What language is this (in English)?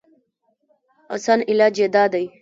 Pashto